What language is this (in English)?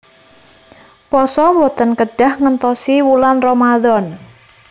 Javanese